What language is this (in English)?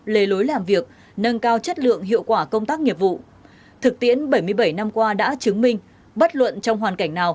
Vietnamese